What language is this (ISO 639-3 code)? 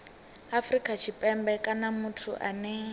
ven